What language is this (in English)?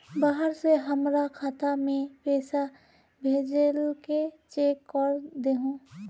Magahi